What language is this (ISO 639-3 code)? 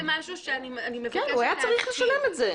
heb